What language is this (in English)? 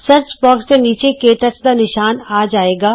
Punjabi